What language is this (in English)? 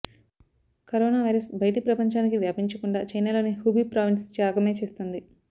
Telugu